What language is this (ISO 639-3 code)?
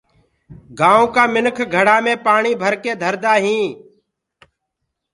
ggg